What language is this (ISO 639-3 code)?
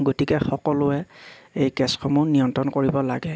asm